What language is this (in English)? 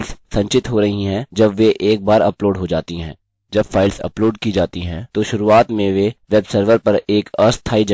Hindi